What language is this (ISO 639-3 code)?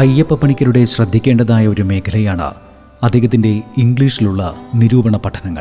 mal